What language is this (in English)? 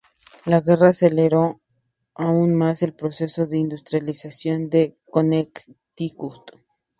Spanish